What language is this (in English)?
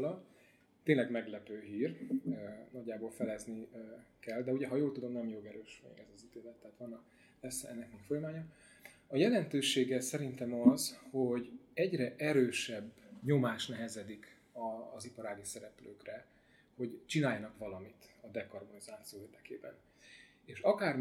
Hungarian